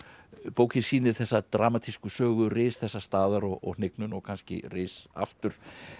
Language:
Icelandic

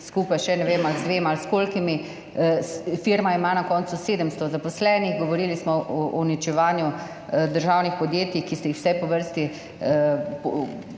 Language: Slovenian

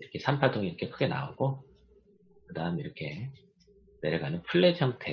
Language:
Korean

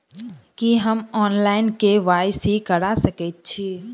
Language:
Maithili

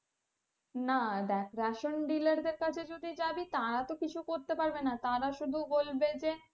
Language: Bangla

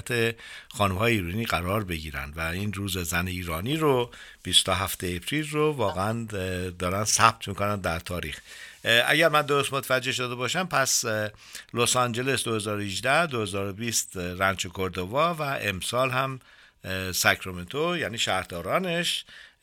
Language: Persian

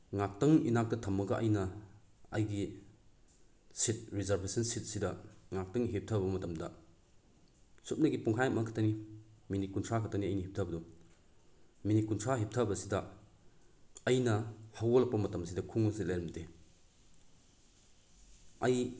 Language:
Manipuri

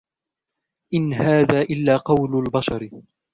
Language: Arabic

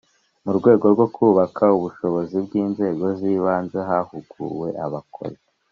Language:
Kinyarwanda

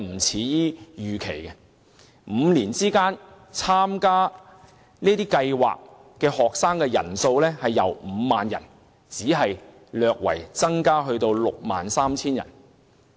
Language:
Cantonese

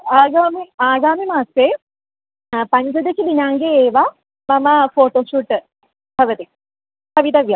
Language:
Sanskrit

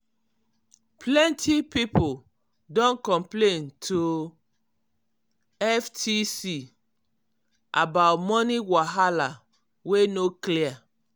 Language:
Nigerian Pidgin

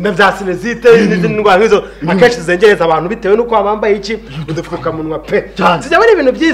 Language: Romanian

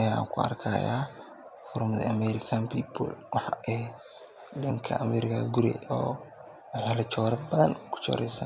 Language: Somali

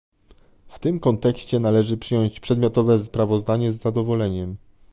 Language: Polish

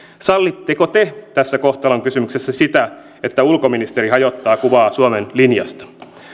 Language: Finnish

